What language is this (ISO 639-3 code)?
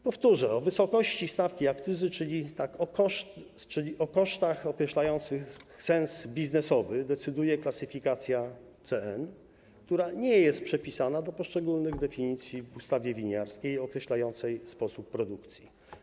pol